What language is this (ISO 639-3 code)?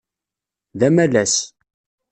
kab